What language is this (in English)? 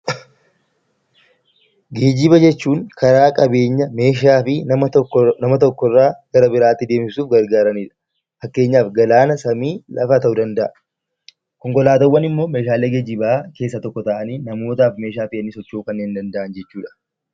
Oromo